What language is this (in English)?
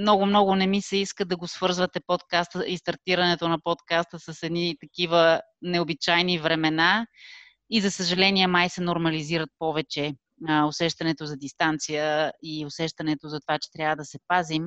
Bulgarian